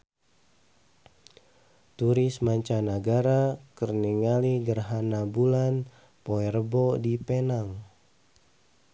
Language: Sundanese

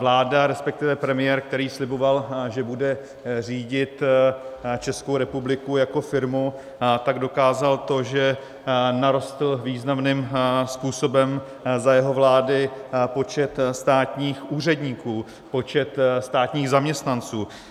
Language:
Czech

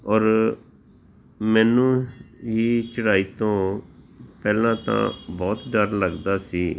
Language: Punjabi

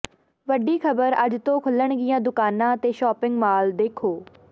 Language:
Punjabi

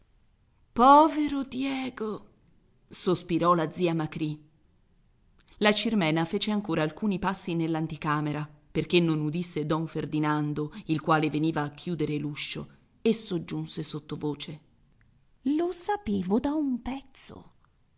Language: Italian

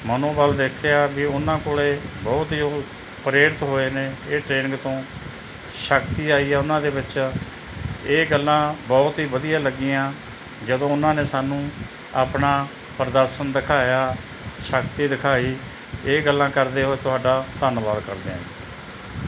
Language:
Punjabi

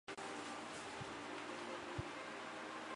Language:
Chinese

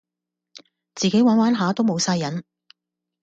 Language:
Cantonese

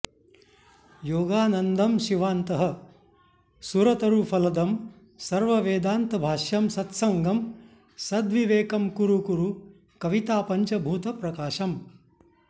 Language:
Sanskrit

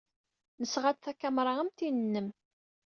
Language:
Kabyle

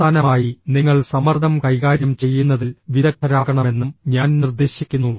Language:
Malayalam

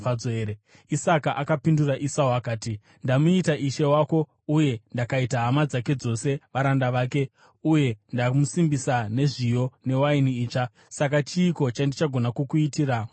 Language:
Shona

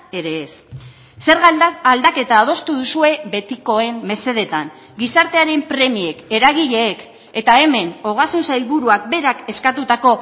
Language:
Basque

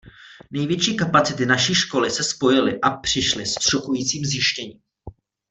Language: Czech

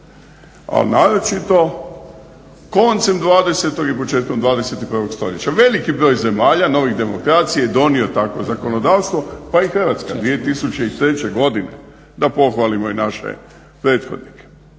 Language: Croatian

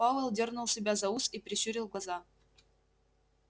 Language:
Russian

